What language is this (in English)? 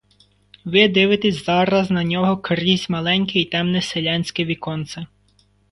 Ukrainian